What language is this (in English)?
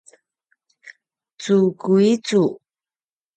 Paiwan